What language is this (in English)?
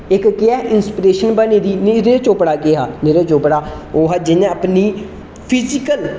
Dogri